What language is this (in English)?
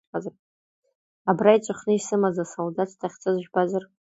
Abkhazian